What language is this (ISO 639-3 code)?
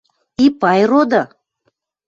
mrj